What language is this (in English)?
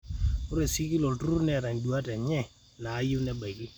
Masai